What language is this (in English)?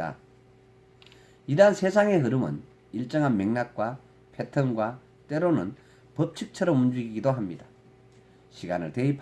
Korean